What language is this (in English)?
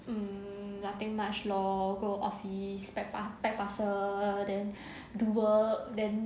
English